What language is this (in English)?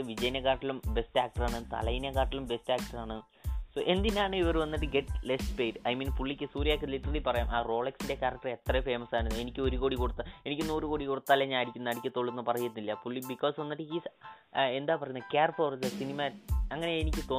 Malayalam